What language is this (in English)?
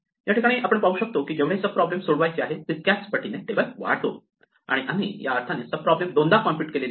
Marathi